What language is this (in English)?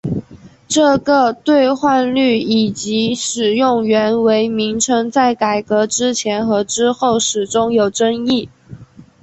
Chinese